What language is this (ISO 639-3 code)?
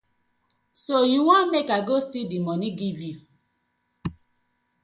pcm